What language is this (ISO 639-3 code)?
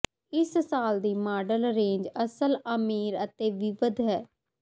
pan